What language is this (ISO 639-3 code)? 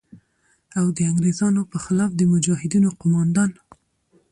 pus